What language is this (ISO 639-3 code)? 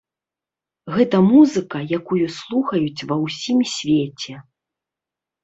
bel